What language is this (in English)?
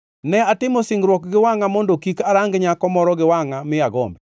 Luo (Kenya and Tanzania)